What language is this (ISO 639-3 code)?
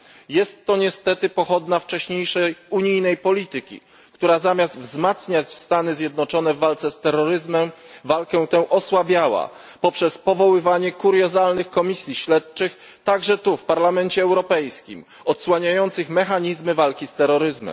pol